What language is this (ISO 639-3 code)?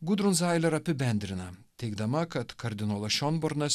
lit